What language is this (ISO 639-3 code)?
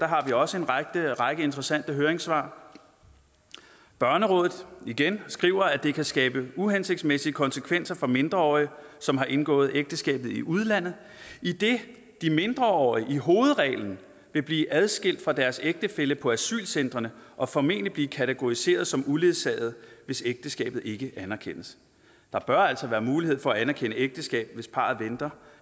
dan